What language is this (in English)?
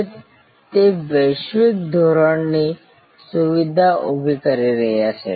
Gujarati